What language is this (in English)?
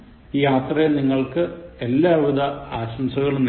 Malayalam